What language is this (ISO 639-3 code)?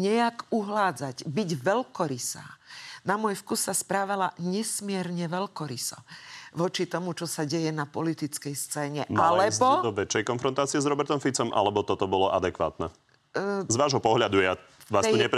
slk